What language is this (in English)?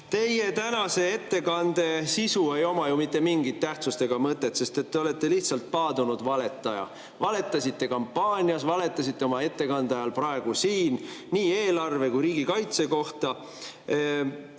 Estonian